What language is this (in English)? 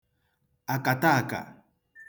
Igbo